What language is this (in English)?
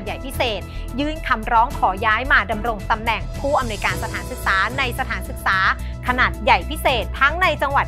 Thai